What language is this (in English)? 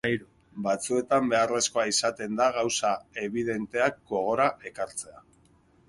Basque